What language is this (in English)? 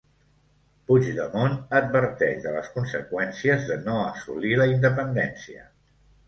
Catalan